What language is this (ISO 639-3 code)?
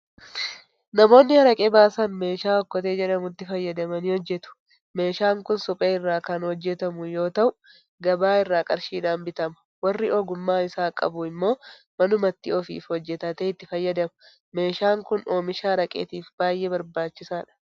orm